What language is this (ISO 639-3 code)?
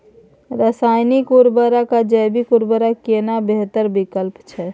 mai